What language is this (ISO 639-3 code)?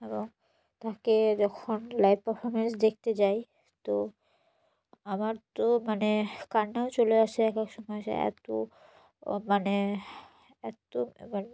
ben